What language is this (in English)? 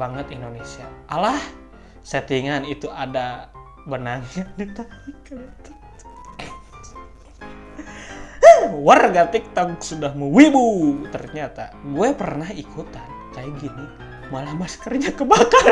Indonesian